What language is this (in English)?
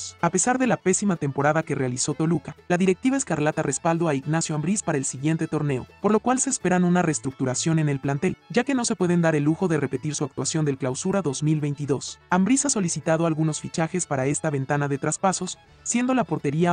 Spanish